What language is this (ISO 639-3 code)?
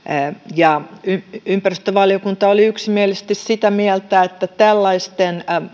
fin